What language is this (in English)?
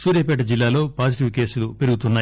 Telugu